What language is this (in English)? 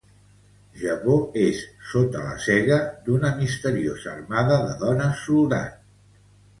Catalan